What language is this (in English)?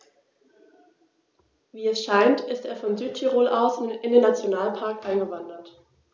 German